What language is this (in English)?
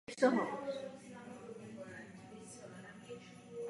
Czech